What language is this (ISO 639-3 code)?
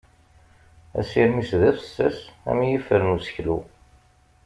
kab